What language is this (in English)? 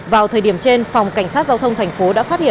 Vietnamese